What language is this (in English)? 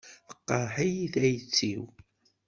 Kabyle